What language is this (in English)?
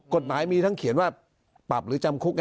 Thai